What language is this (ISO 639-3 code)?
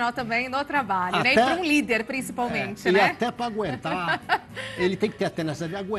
por